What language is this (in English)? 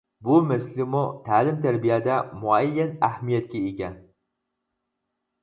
Uyghur